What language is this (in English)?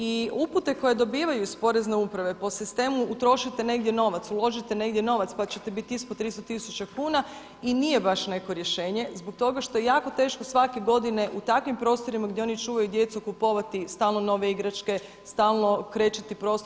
Croatian